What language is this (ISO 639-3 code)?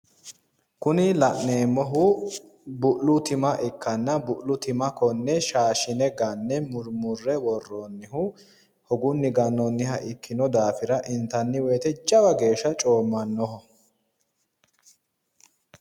sid